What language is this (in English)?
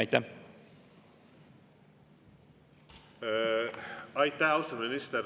Estonian